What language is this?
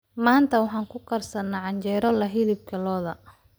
Somali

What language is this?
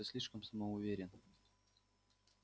Russian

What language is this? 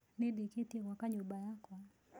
Kikuyu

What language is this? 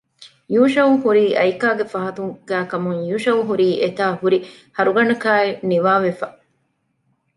Divehi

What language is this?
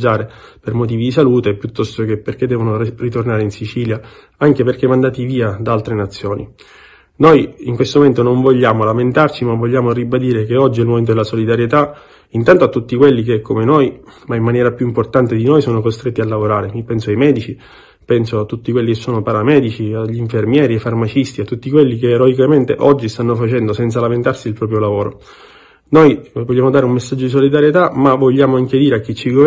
Italian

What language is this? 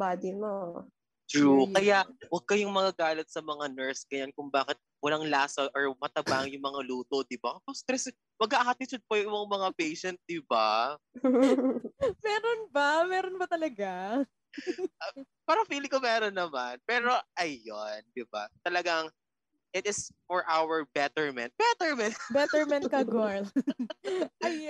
Filipino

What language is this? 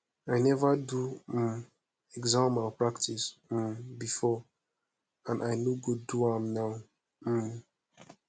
Nigerian Pidgin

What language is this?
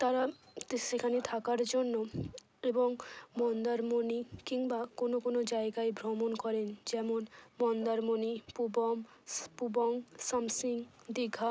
Bangla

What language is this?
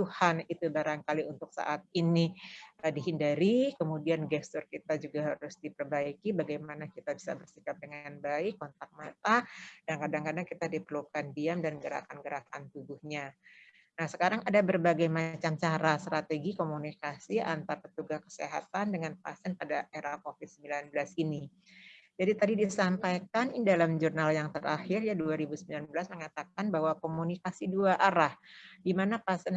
Indonesian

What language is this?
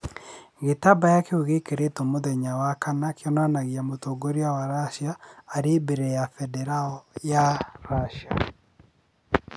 Kikuyu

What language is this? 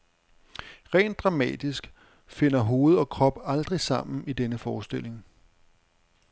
Danish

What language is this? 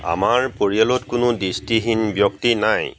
Assamese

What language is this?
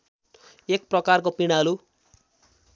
Nepali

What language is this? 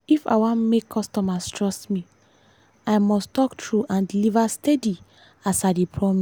Nigerian Pidgin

